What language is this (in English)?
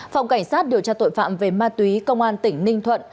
Vietnamese